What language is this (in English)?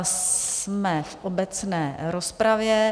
Czech